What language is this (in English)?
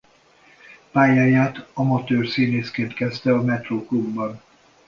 Hungarian